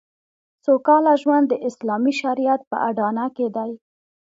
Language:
Pashto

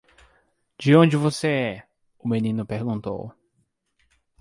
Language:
Portuguese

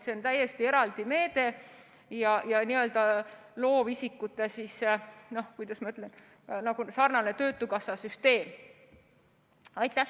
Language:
Estonian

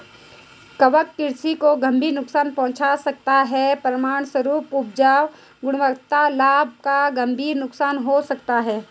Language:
Hindi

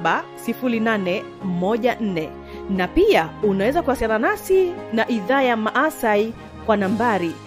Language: Swahili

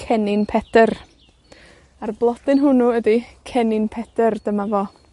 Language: Welsh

